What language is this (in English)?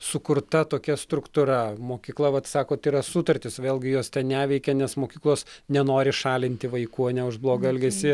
Lithuanian